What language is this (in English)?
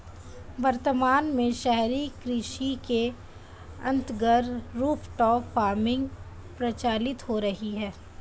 Hindi